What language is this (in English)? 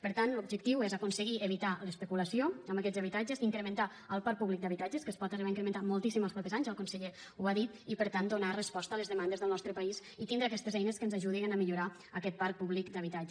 Catalan